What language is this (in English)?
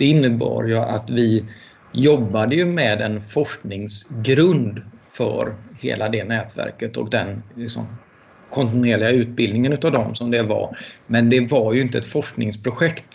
Swedish